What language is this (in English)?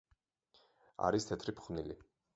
Georgian